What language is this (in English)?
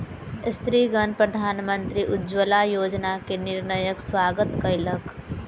Maithili